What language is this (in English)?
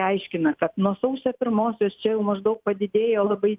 Lithuanian